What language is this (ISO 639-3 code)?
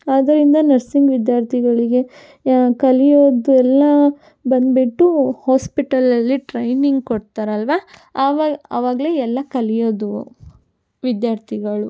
kan